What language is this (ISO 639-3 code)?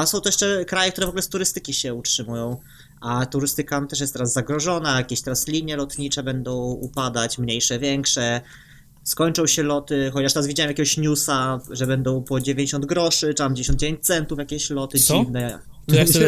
pol